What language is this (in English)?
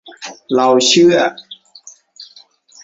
Thai